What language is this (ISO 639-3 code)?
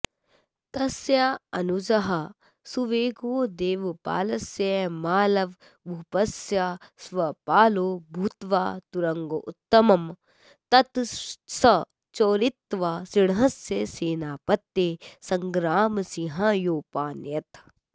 san